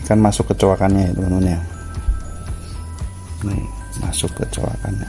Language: Indonesian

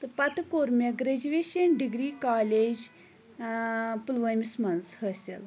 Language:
Kashmiri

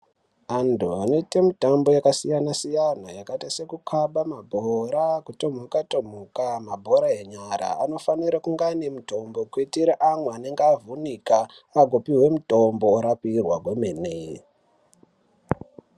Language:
Ndau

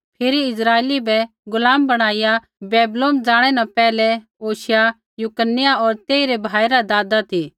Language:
Kullu Pahari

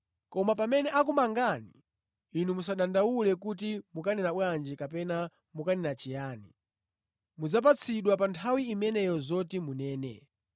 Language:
Nyanja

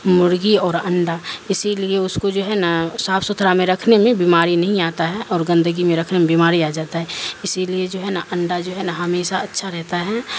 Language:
Urdu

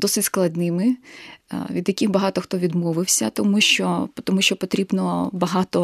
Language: Ukrainian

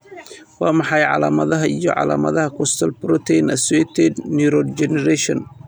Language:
Somali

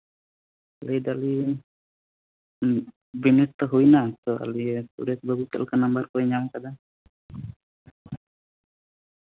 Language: Santali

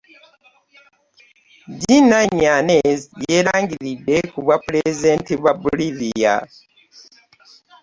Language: Ganda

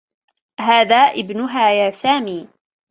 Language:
Arabic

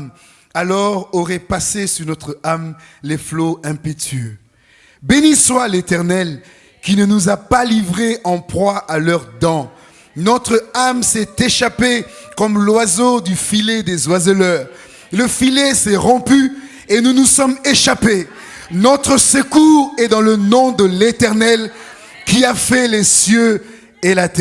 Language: French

